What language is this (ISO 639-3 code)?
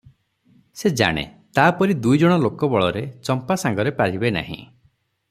ori